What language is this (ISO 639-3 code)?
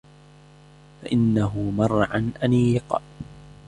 ara